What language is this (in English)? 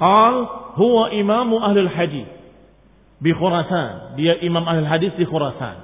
Indonesian